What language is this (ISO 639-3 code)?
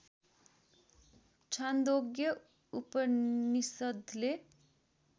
nep